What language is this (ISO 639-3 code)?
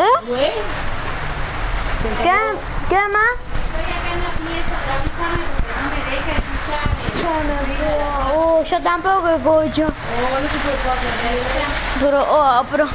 spa